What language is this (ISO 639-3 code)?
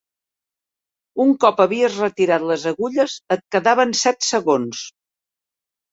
cat